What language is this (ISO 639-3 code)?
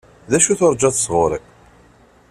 kab